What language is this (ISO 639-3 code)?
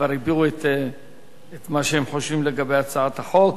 heb